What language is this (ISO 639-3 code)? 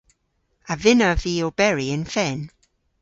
cor